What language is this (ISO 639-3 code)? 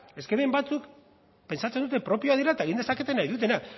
eus